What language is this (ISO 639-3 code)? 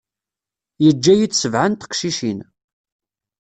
kab